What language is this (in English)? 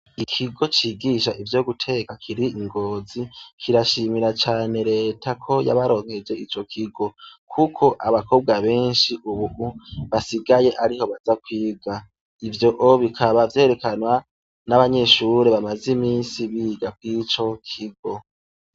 Rundi